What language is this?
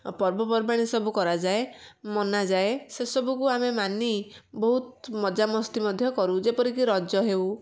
Odia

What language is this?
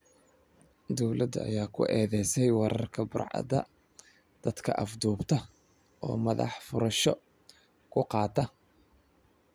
Somali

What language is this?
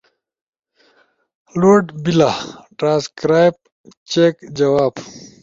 Ushojo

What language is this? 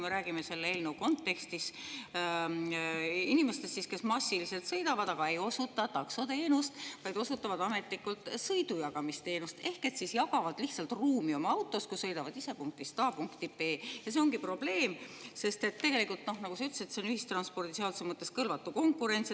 Estonian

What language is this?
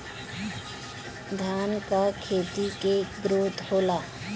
Bhojpuri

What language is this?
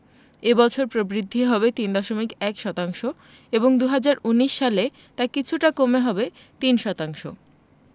Bangla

